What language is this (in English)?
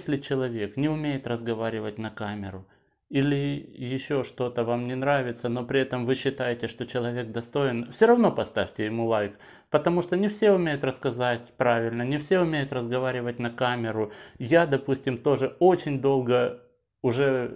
Russian